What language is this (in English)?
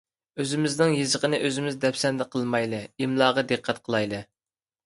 Uyghur